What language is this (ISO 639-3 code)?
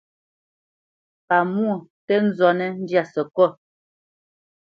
bce